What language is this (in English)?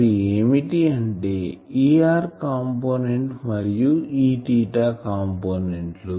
Telugu